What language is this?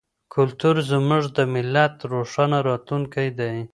Pashto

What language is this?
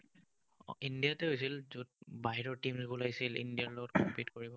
Assamese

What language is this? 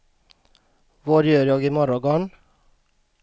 Swedish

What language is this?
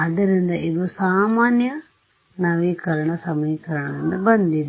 Kannada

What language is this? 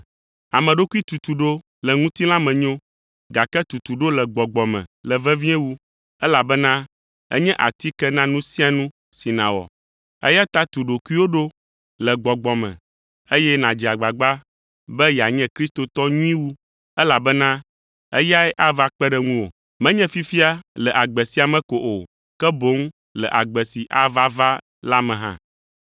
Ewe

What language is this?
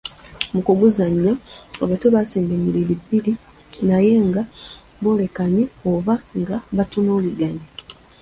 Ganda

